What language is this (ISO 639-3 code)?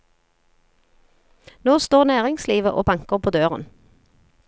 nor